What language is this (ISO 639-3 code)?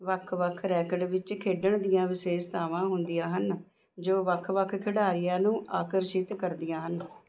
pan